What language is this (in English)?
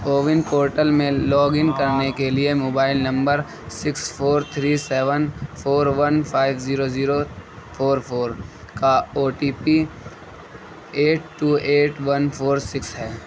Urdu